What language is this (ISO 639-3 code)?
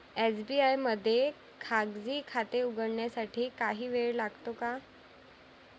mar